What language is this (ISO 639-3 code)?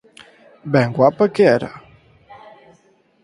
glg